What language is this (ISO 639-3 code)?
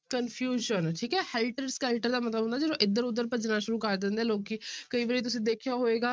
pan